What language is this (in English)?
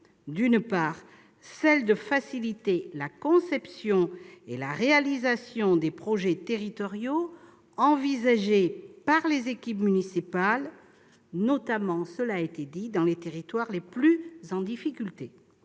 French